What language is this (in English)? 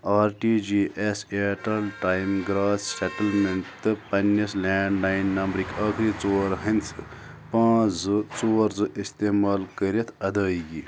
Kashmiri